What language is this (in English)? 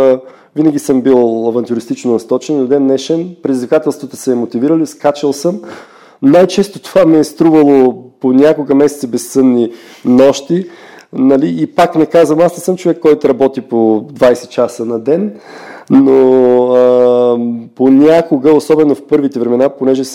Bulgarian